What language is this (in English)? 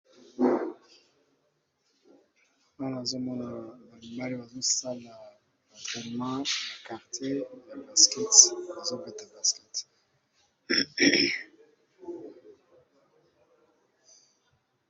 Lingala